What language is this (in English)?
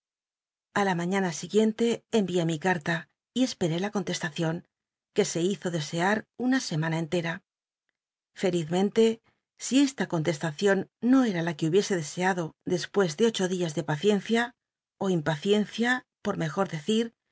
Spanish